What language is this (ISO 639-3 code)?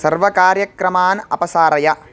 san